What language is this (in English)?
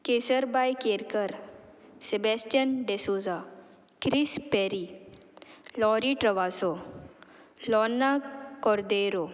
Konkani